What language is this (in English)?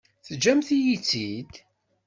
Kabyle